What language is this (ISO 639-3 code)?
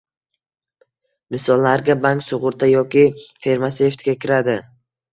uzb